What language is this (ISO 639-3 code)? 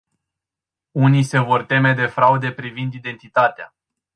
ron